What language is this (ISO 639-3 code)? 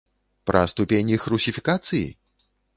bel